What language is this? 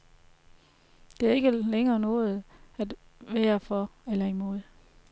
Danish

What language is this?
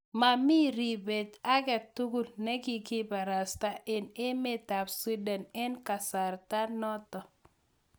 Kalenjin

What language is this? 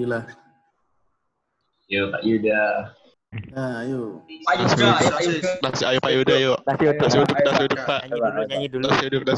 Indonesian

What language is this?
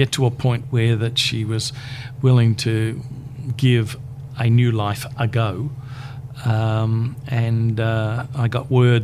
English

